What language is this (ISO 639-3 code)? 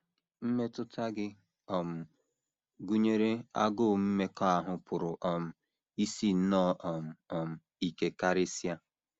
ibo